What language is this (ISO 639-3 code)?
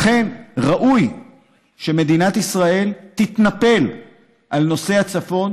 heb